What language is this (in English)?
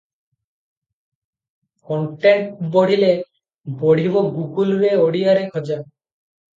Odia